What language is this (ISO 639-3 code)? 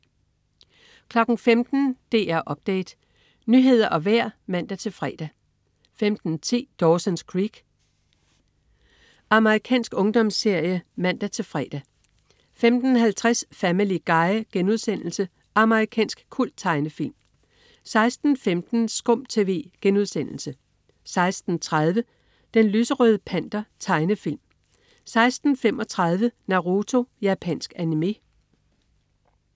dan